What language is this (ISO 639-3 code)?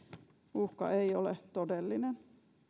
fin